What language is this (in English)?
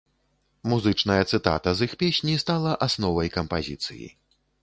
Belarusian